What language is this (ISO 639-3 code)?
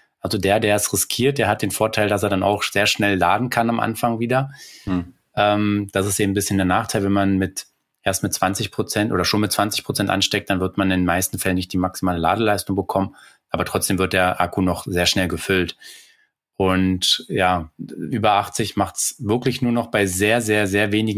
deu